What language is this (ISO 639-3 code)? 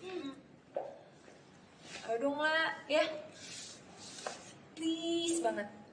ind